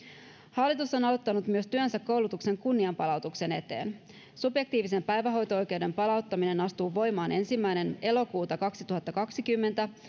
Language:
Finnish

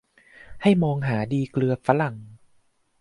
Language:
Thai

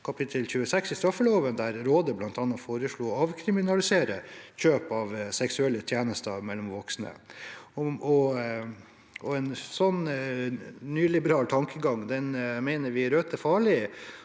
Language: Norwegian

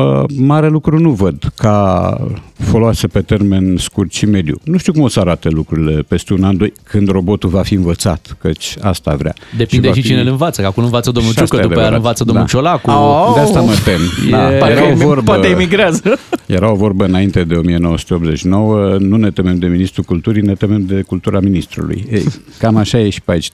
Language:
Romanian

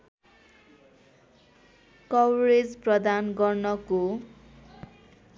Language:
Nepali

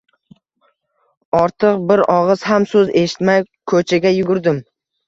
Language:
Uzbek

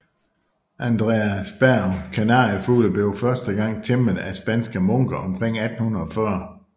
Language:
Danish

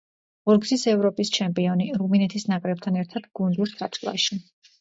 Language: Georgian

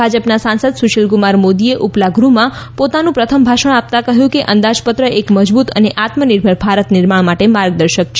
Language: Gujarati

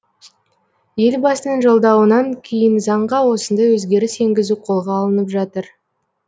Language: Kazakh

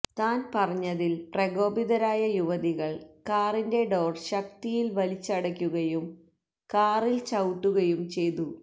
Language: Malayalam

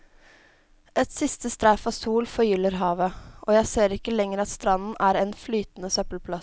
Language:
Norwegian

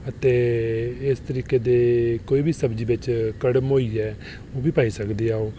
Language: Dogri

